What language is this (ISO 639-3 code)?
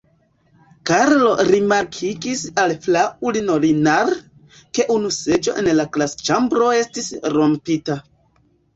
epo